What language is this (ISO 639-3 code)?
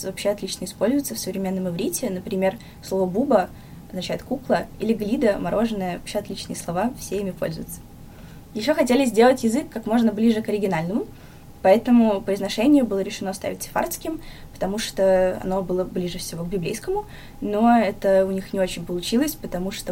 rus